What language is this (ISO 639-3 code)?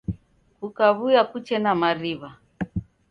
dav